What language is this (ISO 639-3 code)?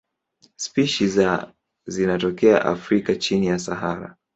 swa